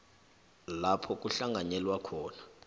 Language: South Ndebele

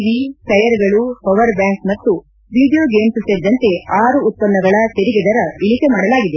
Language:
Kannada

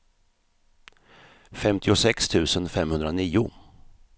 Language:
Swedish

